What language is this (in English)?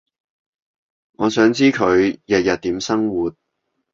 Cantonese